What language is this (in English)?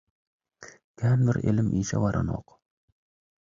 Turkmen